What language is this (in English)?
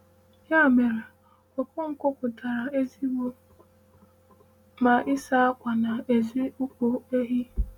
Igbo